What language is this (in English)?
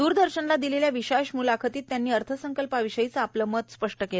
Marathi